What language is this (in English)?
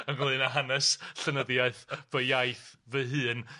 Welsh